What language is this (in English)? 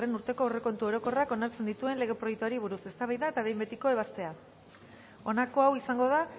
Basque